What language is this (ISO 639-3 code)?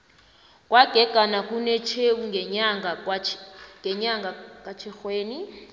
nbl